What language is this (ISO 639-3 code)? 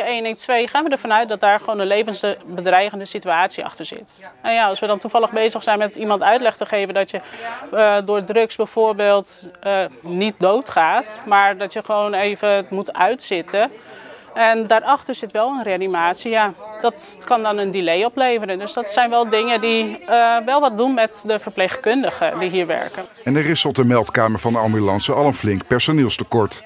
nld